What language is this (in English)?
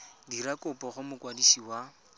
Tswana